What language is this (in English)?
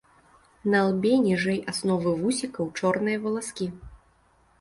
Belarusian